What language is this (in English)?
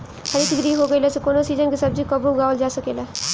Bhojpuri